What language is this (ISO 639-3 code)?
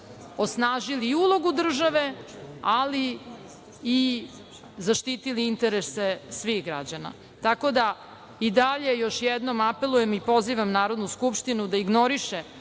srp